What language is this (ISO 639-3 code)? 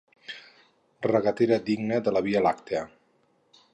cat